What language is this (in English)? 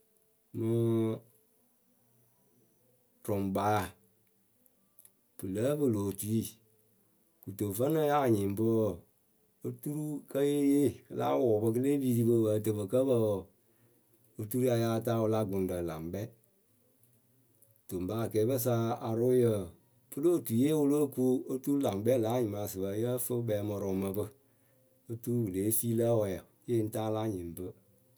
Akebu